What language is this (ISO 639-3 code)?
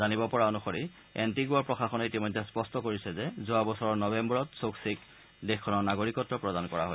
asm